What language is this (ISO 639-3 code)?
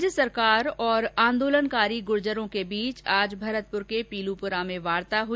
hin